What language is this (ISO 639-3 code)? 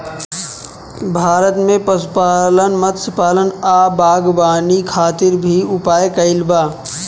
bho